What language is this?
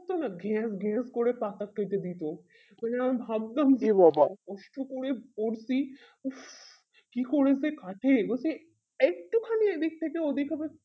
Bangla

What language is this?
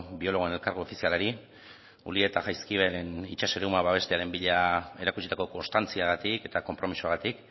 Basque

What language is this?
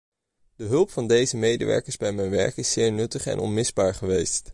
Dutch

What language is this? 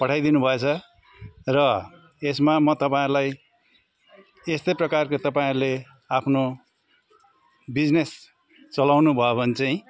Nepali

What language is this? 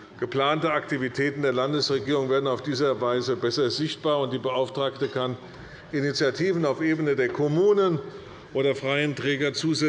German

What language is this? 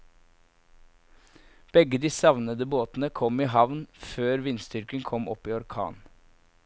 Norwegian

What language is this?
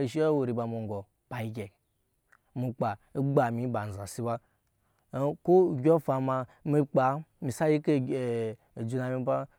Nyankpa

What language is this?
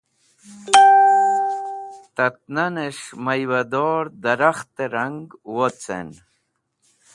Wakhi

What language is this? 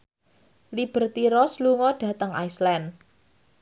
Javanese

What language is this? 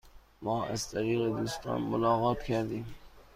Persian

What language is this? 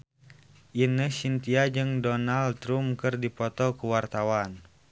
Sundanese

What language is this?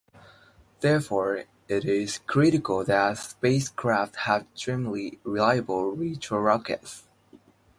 English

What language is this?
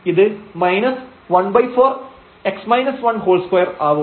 Malayalam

